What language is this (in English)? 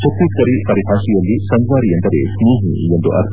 Kannada